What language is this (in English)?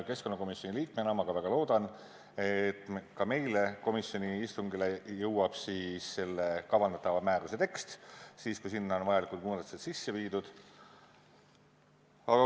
Estonian